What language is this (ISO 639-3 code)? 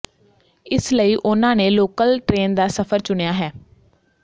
pan